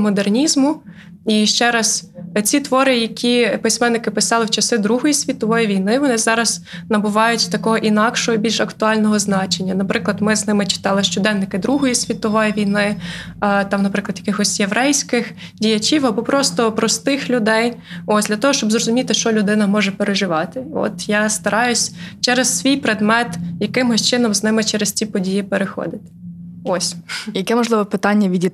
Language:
Ukrainian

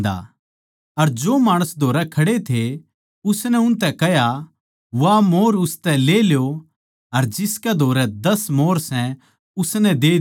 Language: Haryanvi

